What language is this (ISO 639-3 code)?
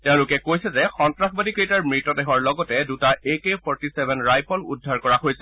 asm